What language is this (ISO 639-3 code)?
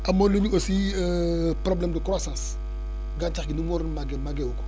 wol